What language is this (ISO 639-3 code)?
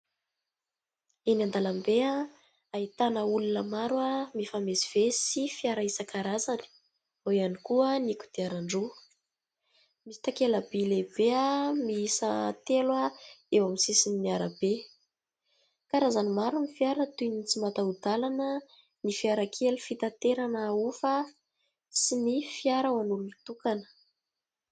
mlg